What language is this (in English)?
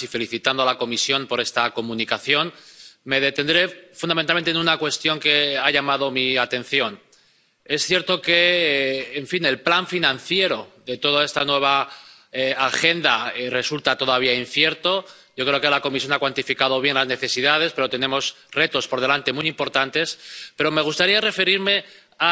Spanish